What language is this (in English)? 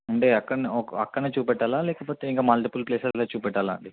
Telugu